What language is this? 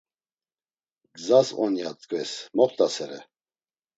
Laz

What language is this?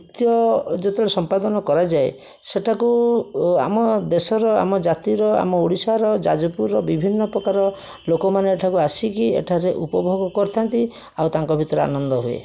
Odia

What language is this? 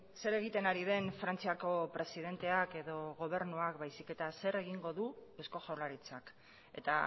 Basque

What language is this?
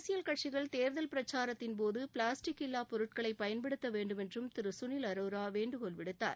Tamil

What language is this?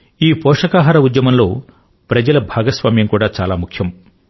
Telugu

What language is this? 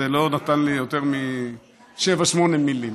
Hebrew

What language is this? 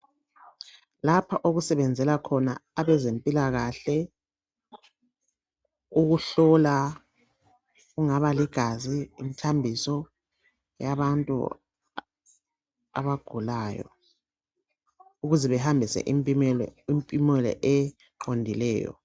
North Ndebele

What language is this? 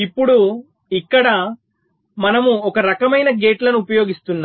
Telugu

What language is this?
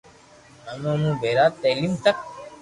Loarki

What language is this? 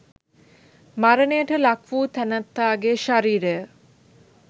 Sinhala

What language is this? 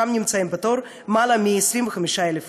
Hebrew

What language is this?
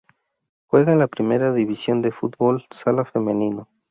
Spanish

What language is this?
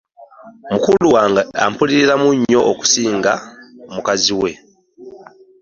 Ganda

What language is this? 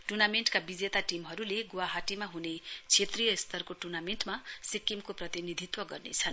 Nepali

